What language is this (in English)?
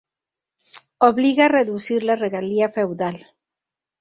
Spanish